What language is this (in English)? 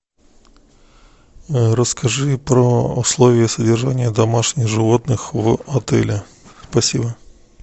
Russian